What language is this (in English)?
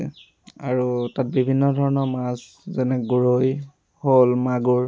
Assamese